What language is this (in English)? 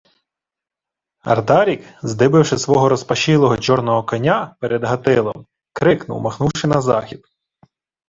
Ukrainian